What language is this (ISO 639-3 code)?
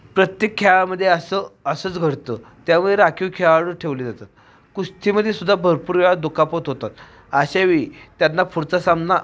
mar